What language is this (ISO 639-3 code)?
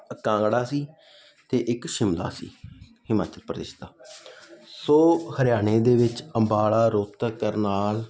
pan